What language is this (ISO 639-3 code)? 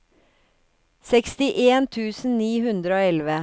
nor